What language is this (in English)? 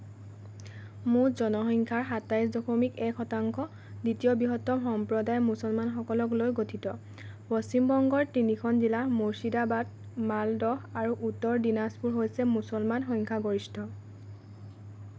Assamese